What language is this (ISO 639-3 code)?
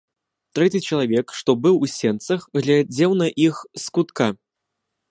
bel